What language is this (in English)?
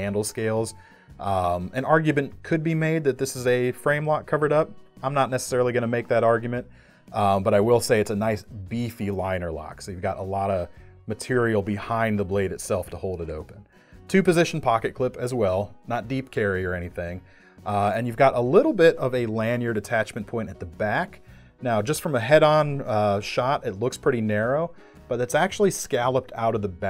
English